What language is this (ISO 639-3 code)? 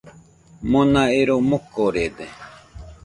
hux